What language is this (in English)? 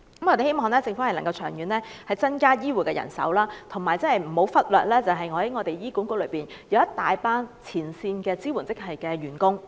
Cantonese